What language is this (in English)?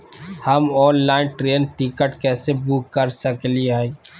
Magahi